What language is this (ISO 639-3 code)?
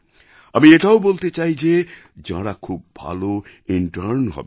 ben